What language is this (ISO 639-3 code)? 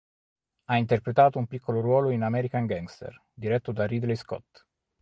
ita